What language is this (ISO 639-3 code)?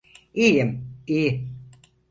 tur